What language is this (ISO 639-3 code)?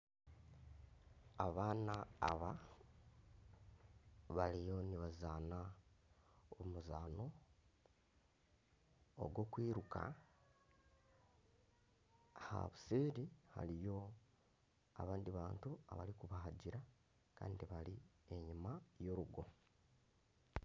nyn